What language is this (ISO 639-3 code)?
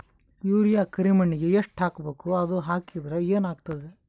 kan